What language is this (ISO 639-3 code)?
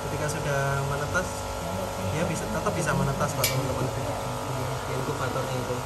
ind